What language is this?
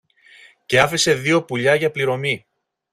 Greek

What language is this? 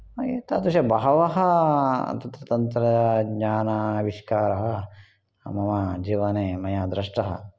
Sanskrit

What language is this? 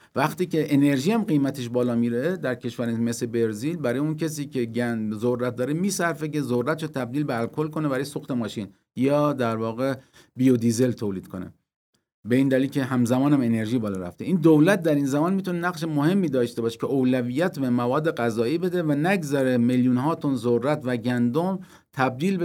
Persian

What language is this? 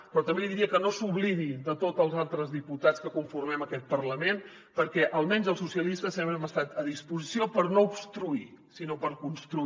Catalan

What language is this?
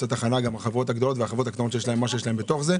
Hebrew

